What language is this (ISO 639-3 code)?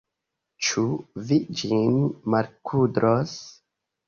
epo